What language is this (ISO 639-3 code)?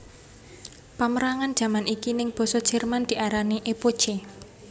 jav